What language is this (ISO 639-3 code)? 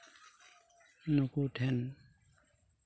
sat